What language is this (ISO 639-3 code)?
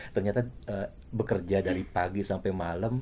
ind